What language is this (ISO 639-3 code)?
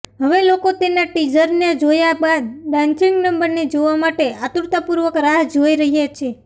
guj